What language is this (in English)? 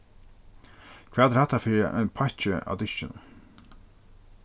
Faroese